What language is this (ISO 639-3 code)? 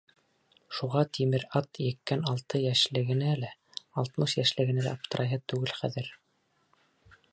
bak